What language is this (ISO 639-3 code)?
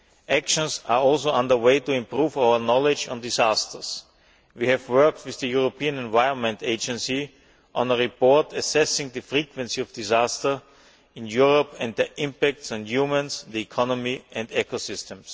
eng